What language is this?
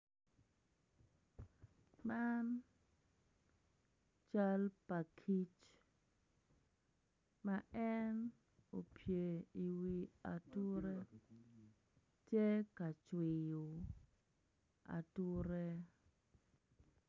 Acoli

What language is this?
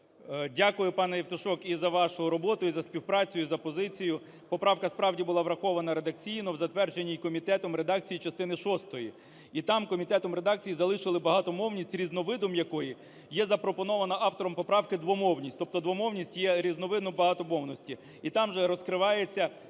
Ukrainian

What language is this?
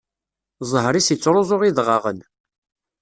Kabyle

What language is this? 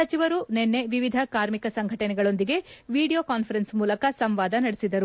Kannada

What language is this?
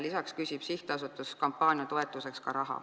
Estonian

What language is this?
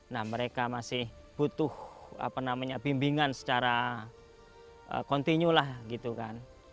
Indonesian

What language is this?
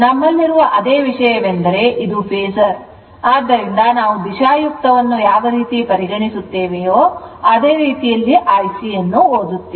Kannada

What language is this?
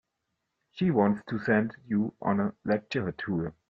English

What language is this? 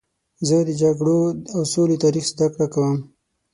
Pashto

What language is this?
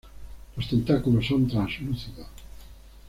Spanish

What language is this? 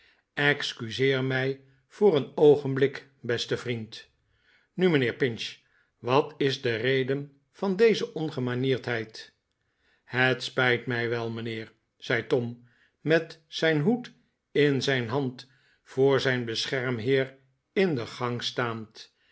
Dutch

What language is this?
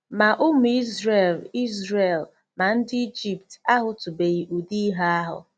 Igbo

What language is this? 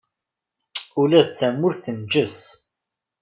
Kabyle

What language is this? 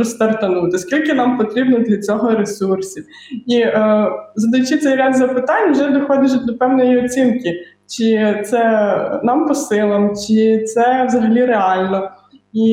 Ukrainian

